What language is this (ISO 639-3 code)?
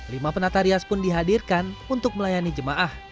ind